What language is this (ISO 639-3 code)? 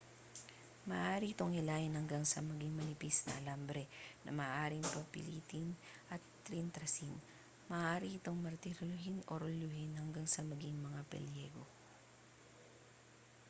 fil